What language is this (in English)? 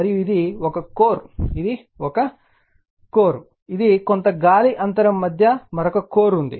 Telugu